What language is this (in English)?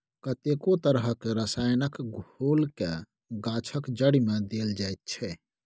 Maithili